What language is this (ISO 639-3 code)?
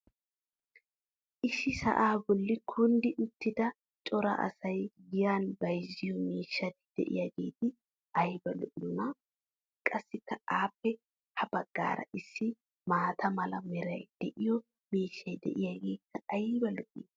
wal